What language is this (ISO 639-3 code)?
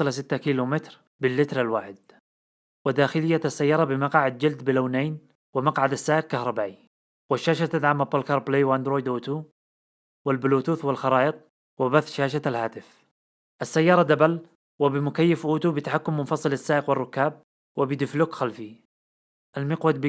ara